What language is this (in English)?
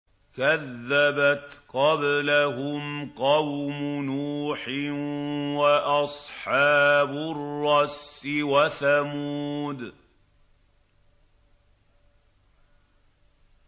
Arabic